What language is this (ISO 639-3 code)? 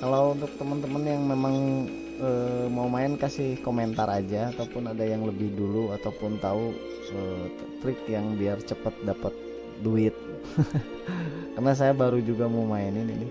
ind